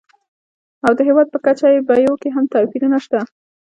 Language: Pashto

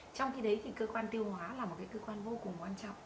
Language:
Vietnamese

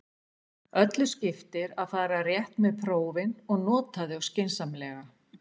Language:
Icelandic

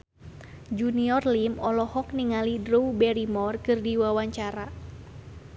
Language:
Sundanese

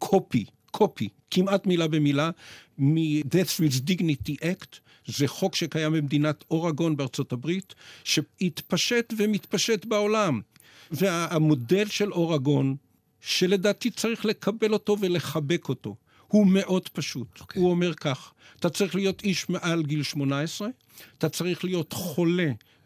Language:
Hebrew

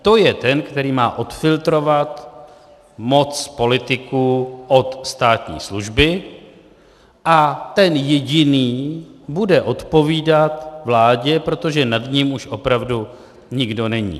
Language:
Czech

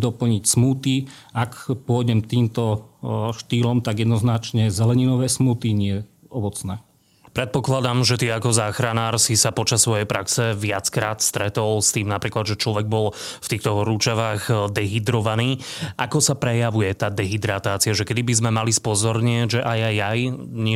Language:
Slovak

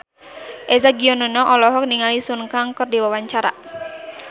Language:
Sundanese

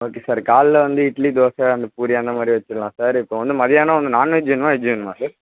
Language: Tamil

